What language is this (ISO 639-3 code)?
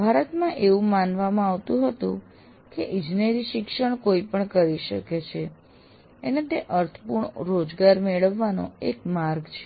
guj